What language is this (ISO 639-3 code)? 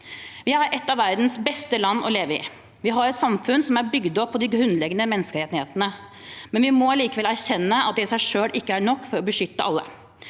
nor